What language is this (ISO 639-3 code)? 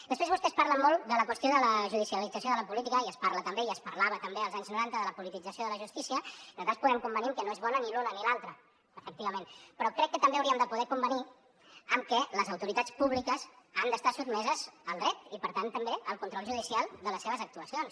cat